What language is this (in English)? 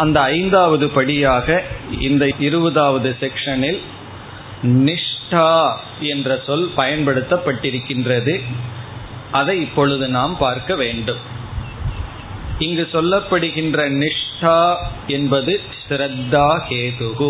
Tamil